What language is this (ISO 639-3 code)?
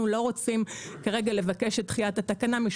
heb